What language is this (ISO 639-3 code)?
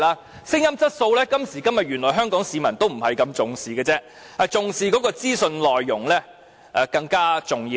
yue